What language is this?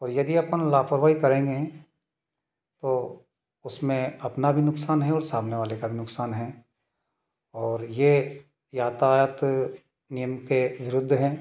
Hindi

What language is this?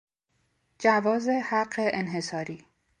Persian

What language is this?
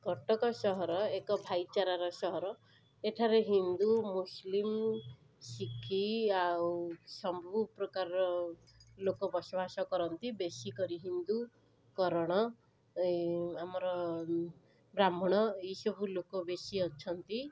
Odia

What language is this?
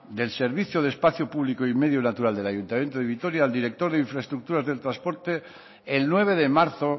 Spanish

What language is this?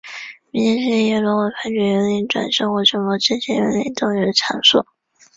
Chinese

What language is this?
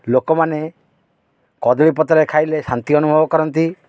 Odia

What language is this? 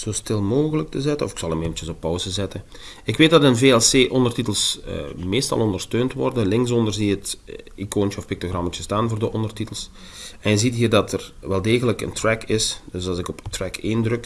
Dutch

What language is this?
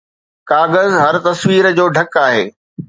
Sindhi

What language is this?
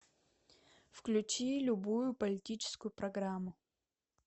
Russian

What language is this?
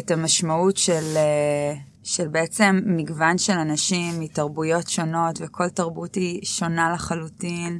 Hebrew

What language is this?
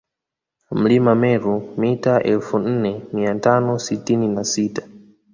Swahili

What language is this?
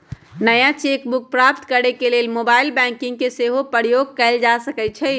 Magahi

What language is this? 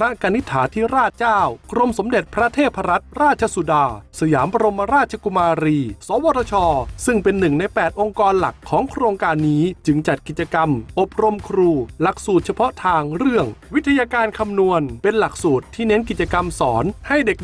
Thai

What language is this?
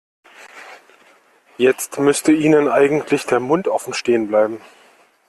German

